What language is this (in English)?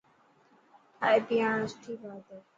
Dhatki